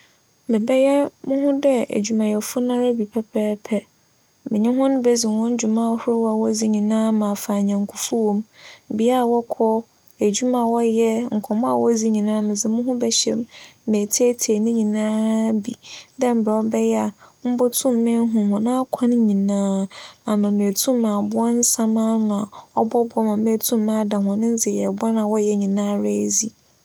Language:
Akan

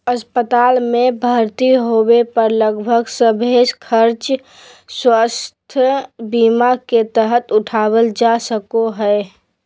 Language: Magahi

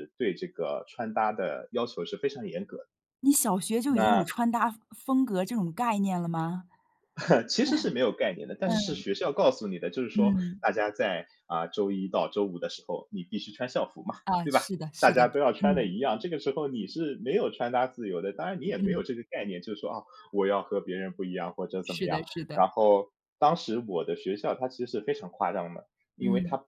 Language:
Chinese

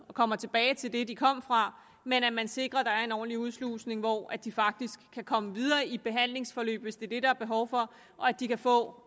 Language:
Danish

